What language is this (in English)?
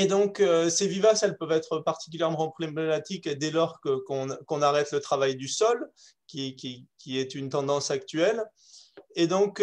French